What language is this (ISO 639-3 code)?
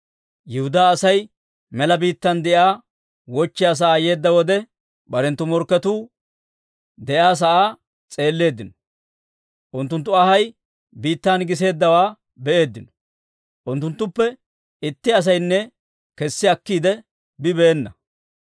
dwr